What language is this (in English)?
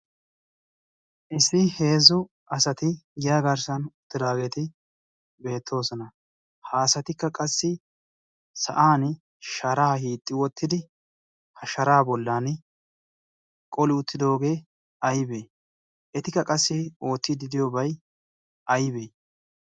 Wolaytta